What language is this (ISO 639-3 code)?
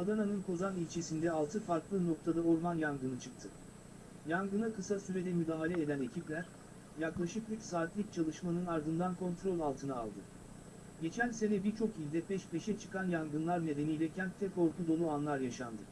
tur